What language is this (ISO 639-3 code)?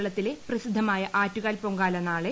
mal